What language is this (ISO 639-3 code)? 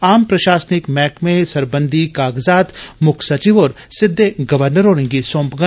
doi